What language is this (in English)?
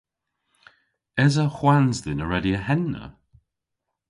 Cornish